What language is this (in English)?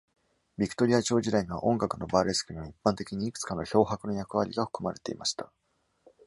Japanese